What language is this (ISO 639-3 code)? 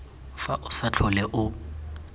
tsn